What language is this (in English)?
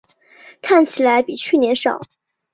Chinese